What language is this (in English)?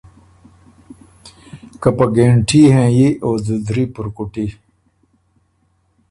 Ormuri